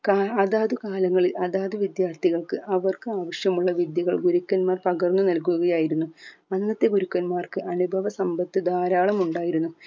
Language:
Malayalam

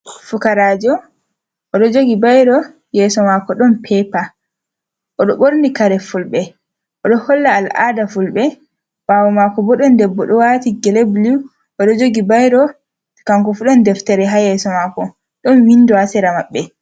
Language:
Fula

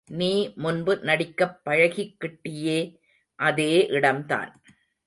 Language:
Tamil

